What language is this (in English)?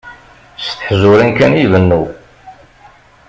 Kabyle